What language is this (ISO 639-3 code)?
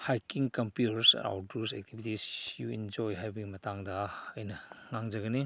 mni